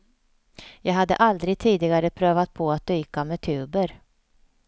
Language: Swedish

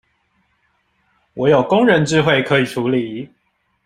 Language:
Chinese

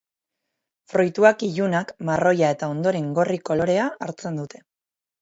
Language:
Basque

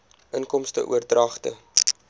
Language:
Afrikaans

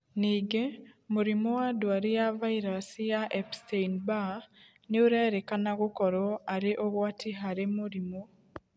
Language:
Kikuyu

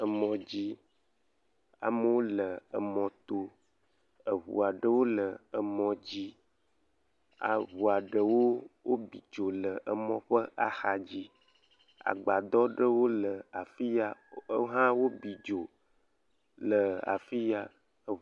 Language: Ewe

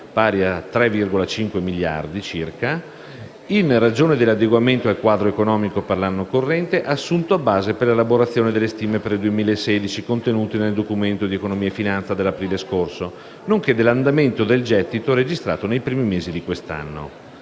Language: Italian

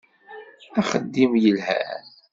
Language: Kabyle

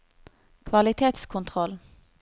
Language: Norwegian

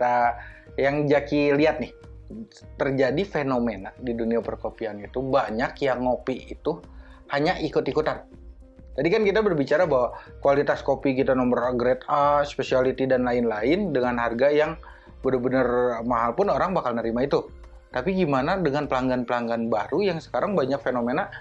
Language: Indonesian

